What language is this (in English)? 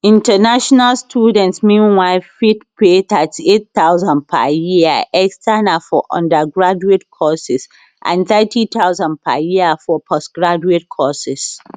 Nigerian Pidgin